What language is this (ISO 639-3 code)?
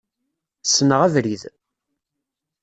kab